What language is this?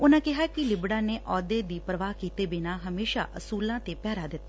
Punjabi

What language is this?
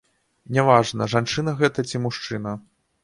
Belarusian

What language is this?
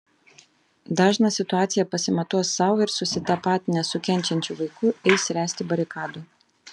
Lithuanian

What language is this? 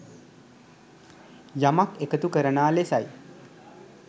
Sinhala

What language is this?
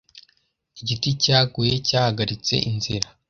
Kinyarwanda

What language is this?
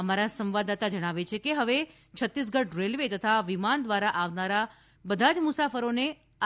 Gujarati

